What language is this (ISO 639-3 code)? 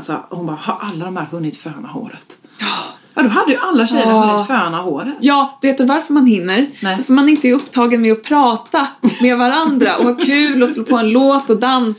swe